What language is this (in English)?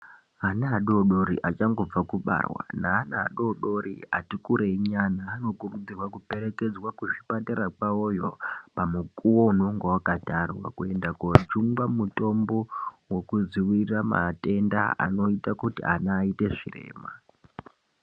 Ndau